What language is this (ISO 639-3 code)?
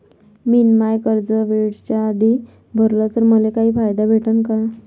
mar